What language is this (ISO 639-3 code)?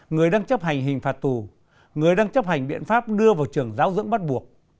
vie